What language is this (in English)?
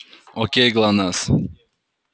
Russian